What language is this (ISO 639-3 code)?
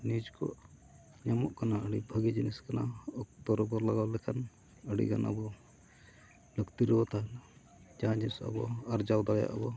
sat